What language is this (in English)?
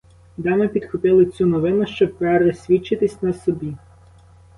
Ukrainian